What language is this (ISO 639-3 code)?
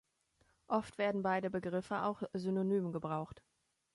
deu